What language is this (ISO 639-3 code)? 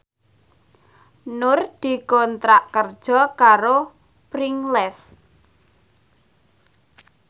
jav